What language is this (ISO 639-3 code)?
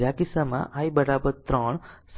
guj